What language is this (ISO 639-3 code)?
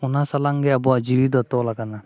sat